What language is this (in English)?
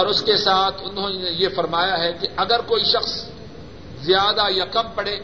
Urdu